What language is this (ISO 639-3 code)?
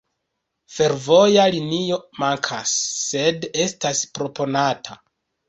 epo